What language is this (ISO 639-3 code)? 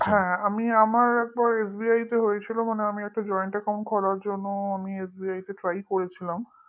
ben